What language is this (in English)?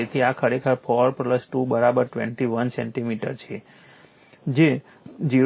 Gujarati